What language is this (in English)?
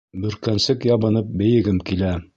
Bashkir